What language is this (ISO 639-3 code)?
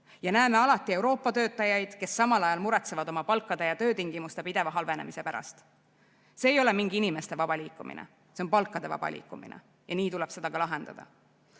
est